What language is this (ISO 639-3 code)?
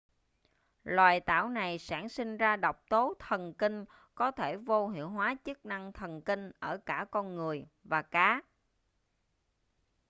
vie